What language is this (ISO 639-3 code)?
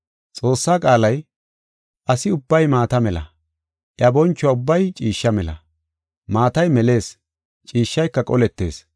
gof